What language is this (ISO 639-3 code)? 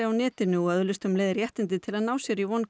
isl